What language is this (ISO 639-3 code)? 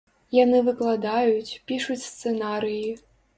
bel